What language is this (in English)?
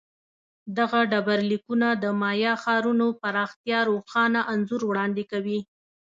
Pashto